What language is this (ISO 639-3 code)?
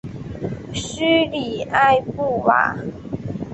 zho